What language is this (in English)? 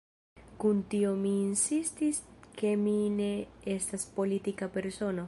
Esperanto